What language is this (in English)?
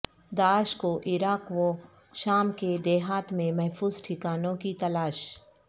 Urdu